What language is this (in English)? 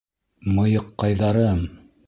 Bashkir